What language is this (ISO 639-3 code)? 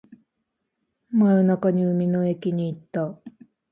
jpn